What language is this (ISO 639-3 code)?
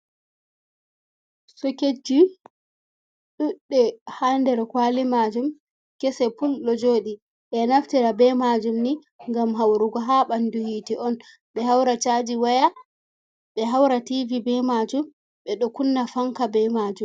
ful